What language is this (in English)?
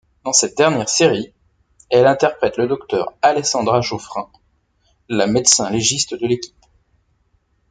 French